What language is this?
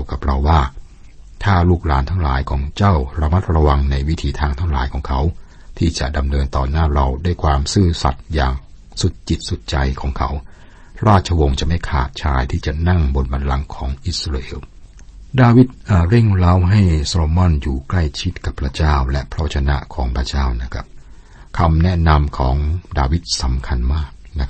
Thai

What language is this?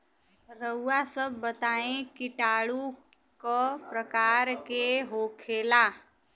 Bhojpuri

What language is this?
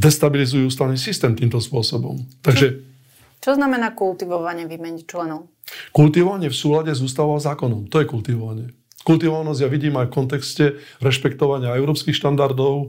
Slovak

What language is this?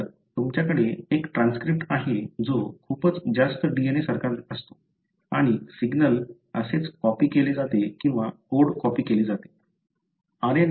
Marathi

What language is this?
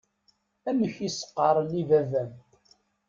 Kabyle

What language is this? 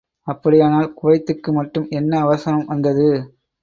Tamil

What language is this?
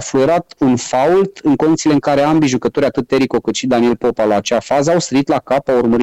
Romanian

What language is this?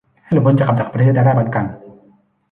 Thai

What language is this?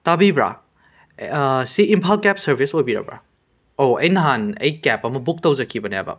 Manipuri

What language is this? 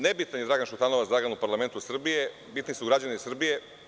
Serbian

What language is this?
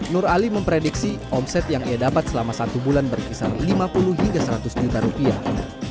Indonesian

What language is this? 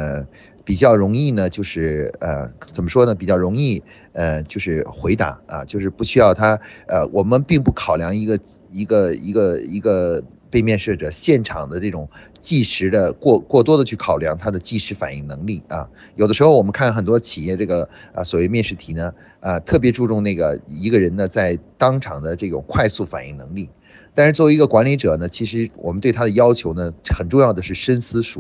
Chinese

